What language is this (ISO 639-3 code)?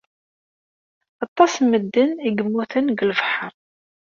kab